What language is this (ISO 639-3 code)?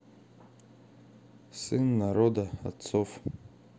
rus